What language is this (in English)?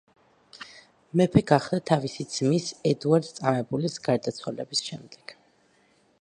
Georgian